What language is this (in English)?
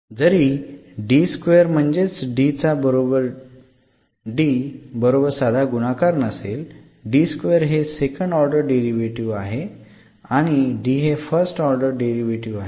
Marathi